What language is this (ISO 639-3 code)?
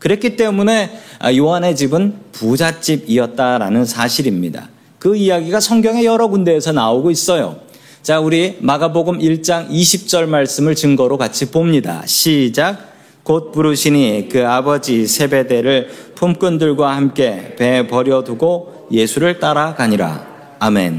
kor